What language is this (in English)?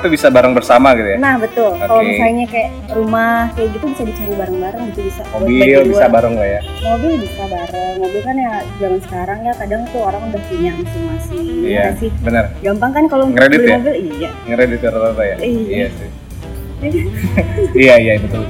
Indonesian